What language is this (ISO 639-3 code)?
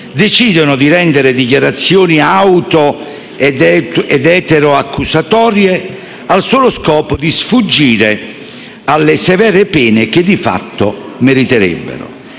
ita